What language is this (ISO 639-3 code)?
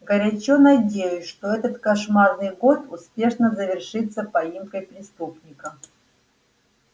rus